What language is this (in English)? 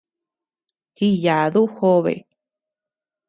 Tepeuxila Cuicatec